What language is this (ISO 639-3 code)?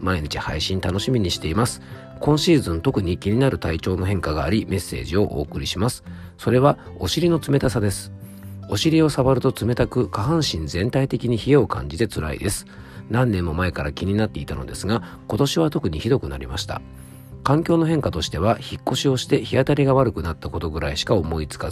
jpn